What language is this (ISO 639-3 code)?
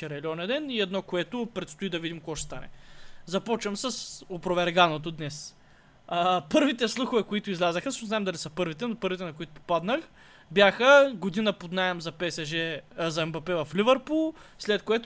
bul